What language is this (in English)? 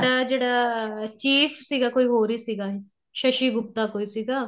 Punjabi